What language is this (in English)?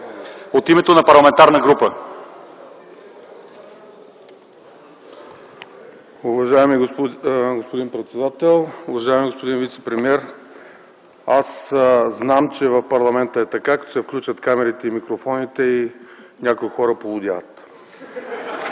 Bulgarian